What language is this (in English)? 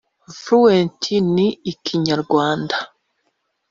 Kinyarwanda